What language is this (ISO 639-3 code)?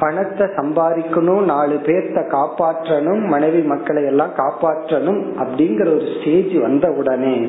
tam